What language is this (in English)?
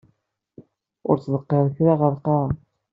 Kabyle